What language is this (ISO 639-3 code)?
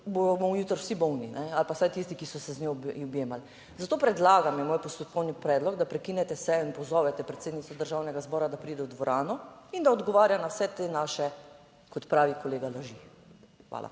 slv